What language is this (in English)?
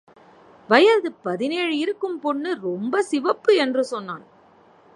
Tamil